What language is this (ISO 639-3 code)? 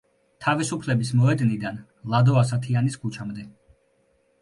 kat